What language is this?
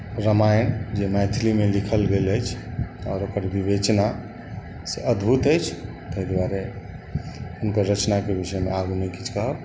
Maithili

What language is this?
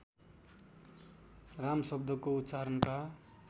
Nepali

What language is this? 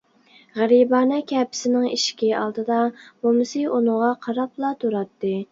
Uyghur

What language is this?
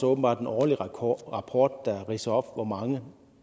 Danish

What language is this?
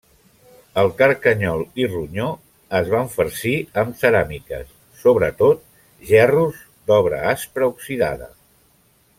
Catalan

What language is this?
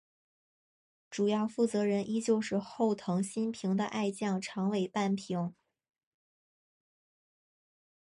Chinese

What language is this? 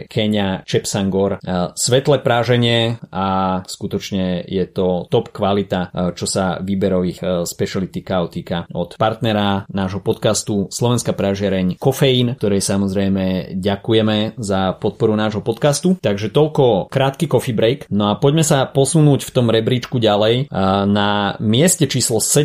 Slovak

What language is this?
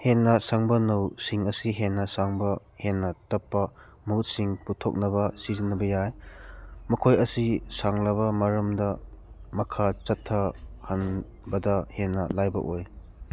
Manipuri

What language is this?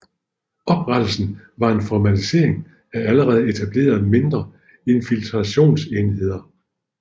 Danish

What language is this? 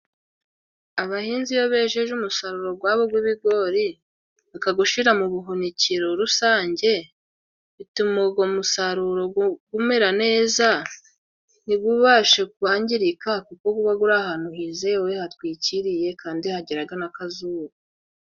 Kinyarwanda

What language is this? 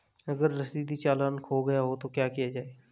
Hindi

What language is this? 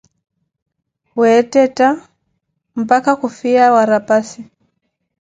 Koti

